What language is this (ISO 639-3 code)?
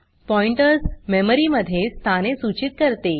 mar